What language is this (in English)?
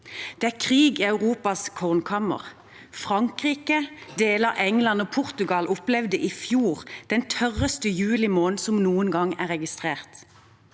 Norwegian